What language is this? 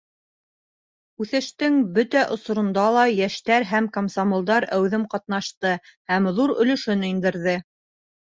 Bashkir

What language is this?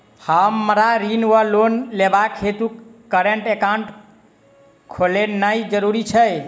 Maithili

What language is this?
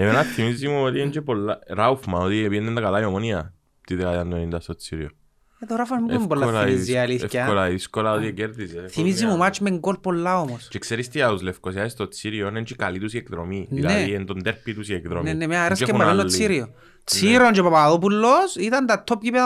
Greek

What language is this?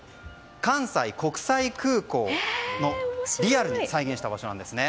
Japanese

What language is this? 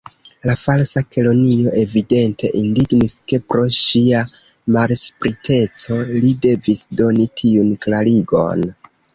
Esperanto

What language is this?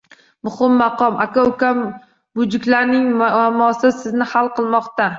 Uzbek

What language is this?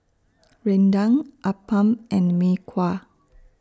English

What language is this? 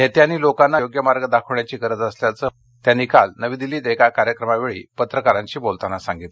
Marathi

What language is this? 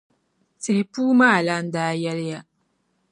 Dagbani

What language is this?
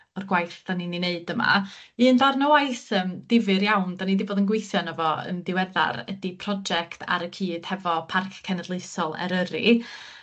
Welsh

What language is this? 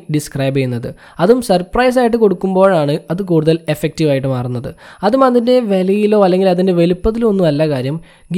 Malayalam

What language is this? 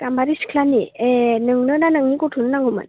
Bodo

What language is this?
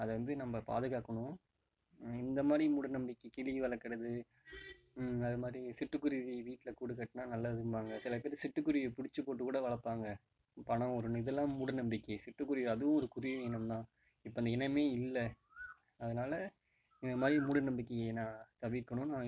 Tamil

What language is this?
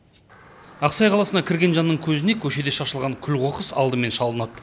Kazakh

